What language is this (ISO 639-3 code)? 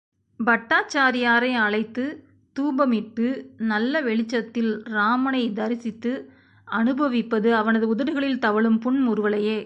tam